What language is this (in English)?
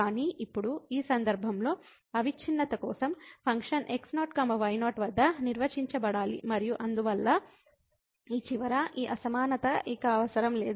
Telugu